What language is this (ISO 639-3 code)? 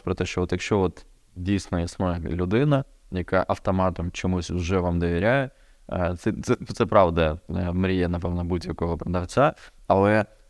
ukr